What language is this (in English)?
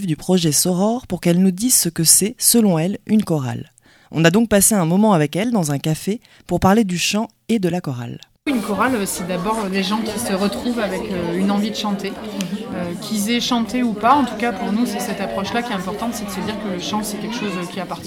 French